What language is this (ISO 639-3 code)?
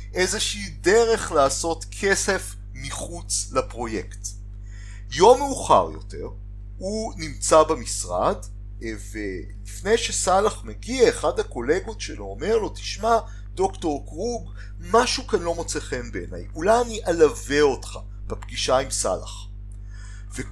heb